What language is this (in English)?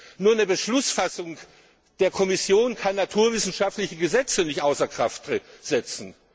German